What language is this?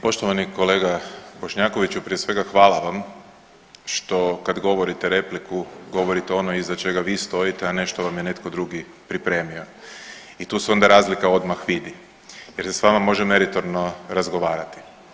Croatian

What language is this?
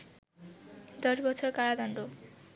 Bangla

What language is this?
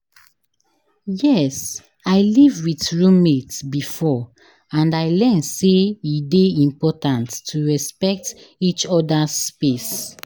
Nigerian Pidgin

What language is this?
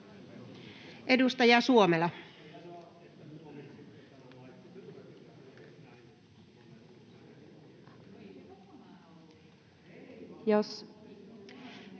Finnish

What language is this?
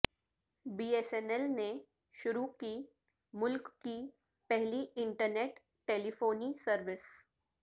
Urdu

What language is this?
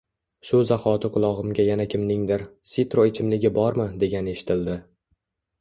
Uzbek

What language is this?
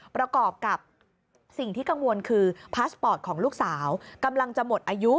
Thai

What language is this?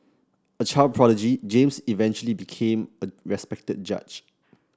English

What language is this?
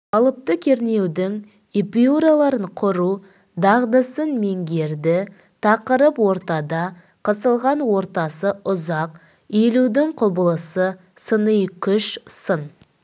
Kazakh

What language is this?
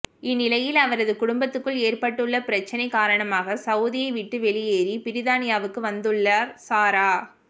Tamil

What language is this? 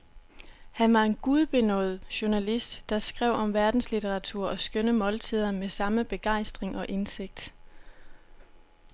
Danish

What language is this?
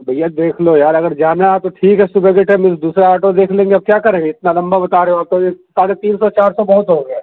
Urdu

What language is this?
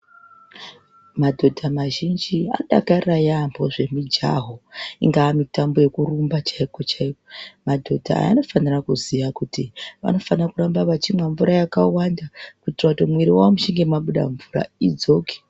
Ndau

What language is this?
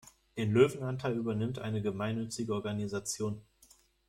German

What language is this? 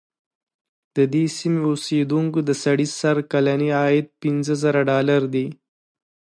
Pashto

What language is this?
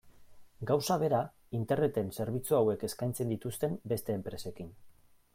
Basque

